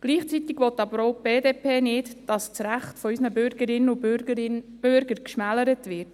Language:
Swiss German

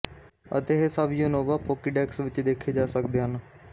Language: Punjabi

